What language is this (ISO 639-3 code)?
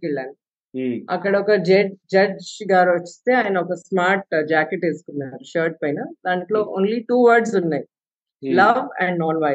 tel